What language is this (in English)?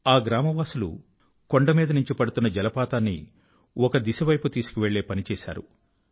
Telugu